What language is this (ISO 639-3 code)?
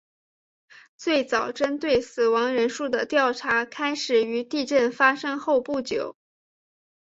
zho